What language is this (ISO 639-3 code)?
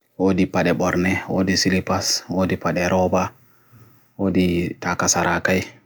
fui